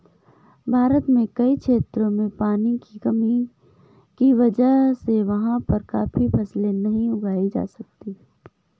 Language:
Hindi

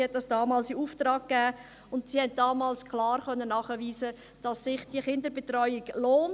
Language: Swiss German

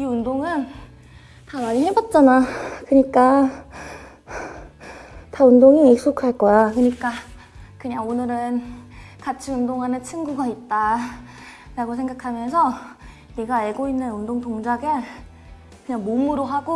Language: Korean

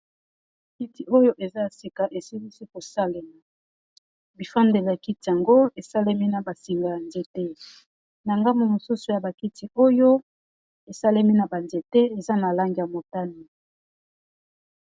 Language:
Lingala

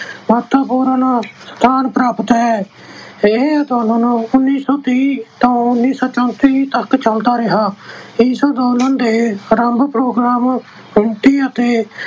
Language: Punjabi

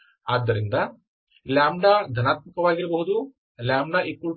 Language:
Kannada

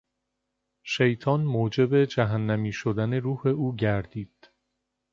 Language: Persian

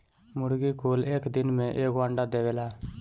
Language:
Bhojpuri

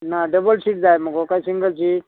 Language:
Konkani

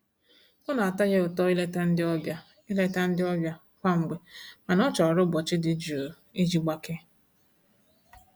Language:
Igbo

